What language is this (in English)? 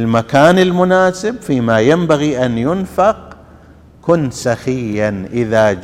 Arabic